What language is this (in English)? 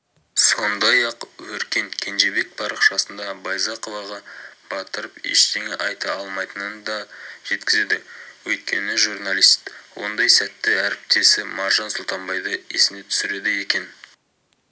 Kazakh